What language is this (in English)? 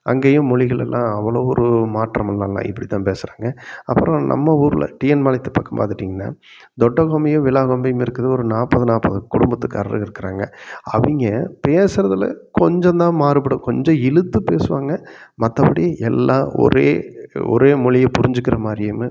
Tamil